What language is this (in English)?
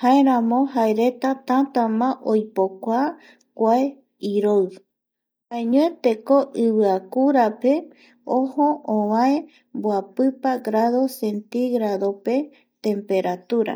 Eastern Bolivian Guaraní